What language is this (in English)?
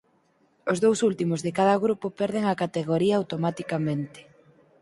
Galician